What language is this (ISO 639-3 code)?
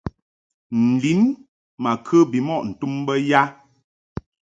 mhk